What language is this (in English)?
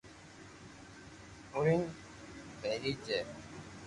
Loarki